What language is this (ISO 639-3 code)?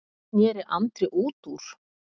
isl